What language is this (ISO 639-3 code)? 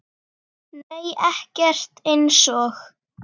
isl